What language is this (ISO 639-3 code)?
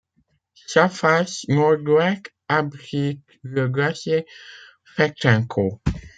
fra